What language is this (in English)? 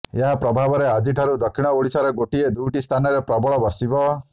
Odia